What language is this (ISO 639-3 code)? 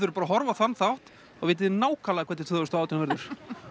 isl